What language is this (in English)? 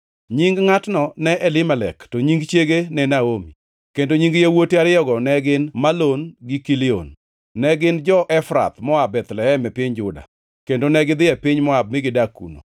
Luo (Kenya and Tanzania)